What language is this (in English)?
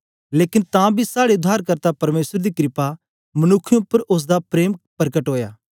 Dogri